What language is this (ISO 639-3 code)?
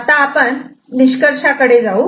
mar